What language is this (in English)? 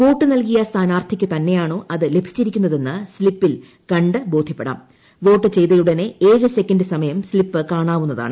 Malayalam